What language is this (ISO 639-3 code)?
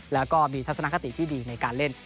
tha